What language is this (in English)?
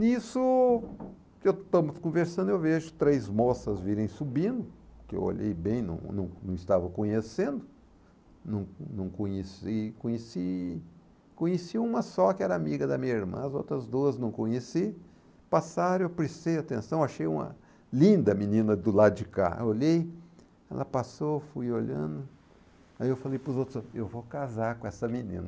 Portuguese